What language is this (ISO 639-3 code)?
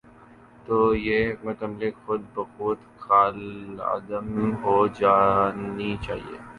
urd